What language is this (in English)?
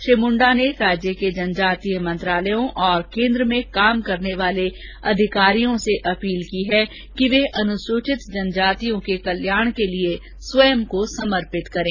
Hindi